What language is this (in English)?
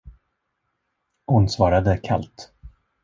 Swedish